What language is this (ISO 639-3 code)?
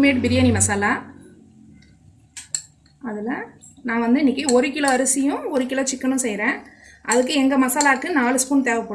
eng